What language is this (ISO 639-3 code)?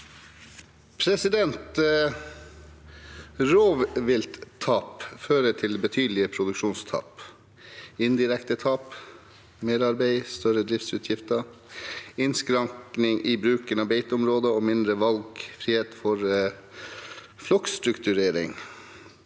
nor